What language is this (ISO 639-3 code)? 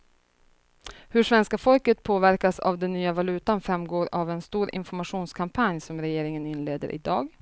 swe